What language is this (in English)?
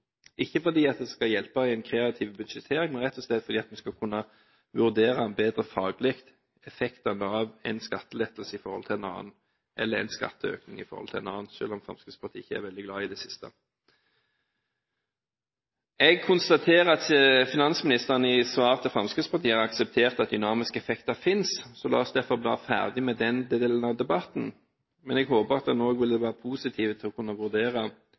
Norwegian Bokmål